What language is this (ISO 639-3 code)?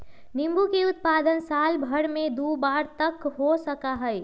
mag